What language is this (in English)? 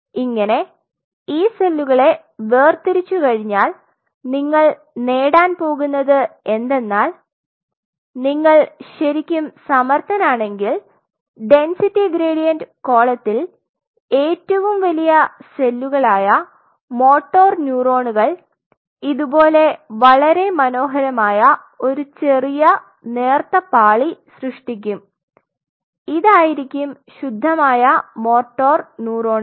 Malayalam